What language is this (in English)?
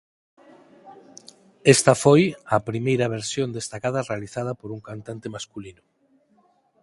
Galician